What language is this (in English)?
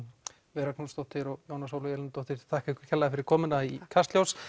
Icelandic